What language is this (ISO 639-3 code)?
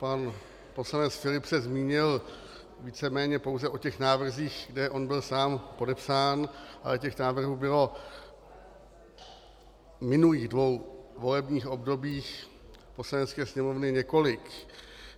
ces